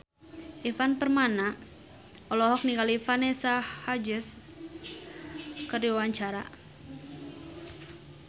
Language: Sundanese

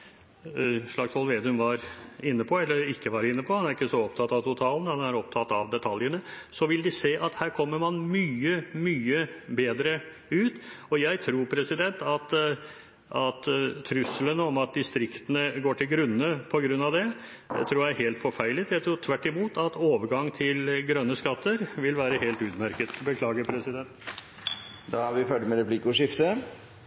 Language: Norwegian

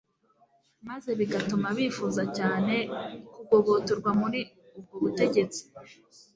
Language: Kinyarwanda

